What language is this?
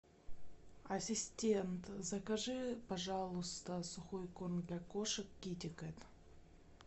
Russian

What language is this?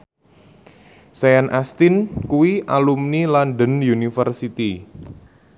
Javanese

